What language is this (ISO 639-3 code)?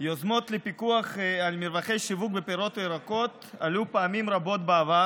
heb